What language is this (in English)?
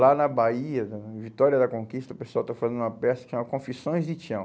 Portuguese